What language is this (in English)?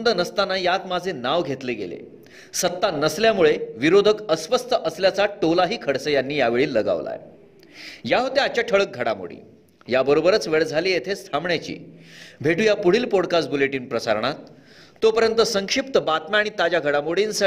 Marathi